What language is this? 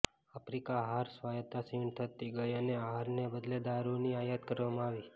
Gujarati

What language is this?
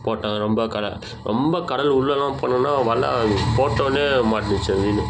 Tamil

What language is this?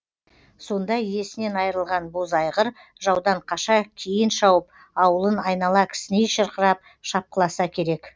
Kazakh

